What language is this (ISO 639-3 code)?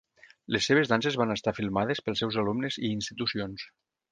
cat